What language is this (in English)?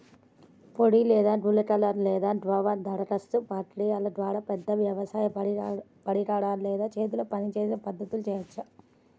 Telugu